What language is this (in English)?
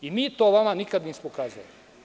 Serbian